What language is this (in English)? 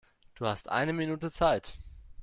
German